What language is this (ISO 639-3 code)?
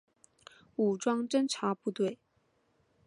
zho